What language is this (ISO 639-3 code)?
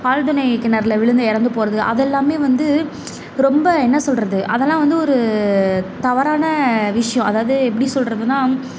tam